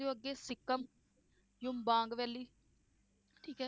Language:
Punjabi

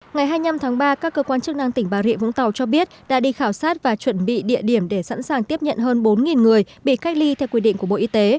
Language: Vietnamese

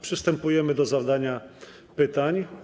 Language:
Polish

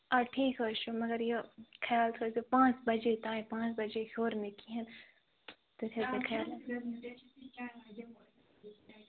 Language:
Kashmiri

